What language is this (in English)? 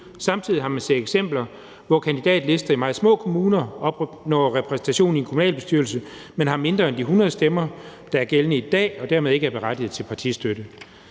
Danish